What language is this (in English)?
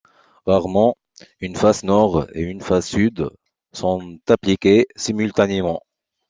French